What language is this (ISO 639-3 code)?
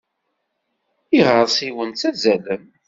kab